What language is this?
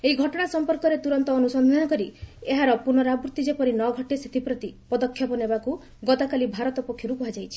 Odia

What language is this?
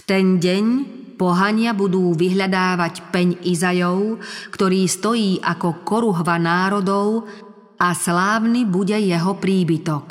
Slovak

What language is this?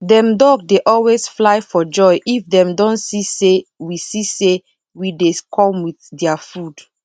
Nigerian Pidgin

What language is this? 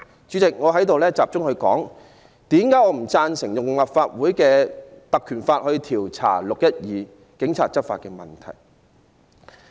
Cantonese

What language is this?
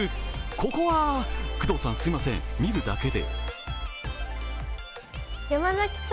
Japanese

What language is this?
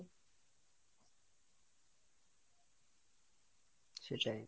Bangla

